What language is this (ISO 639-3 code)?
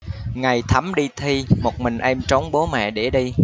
vie